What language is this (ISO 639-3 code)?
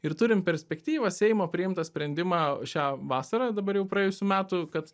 lit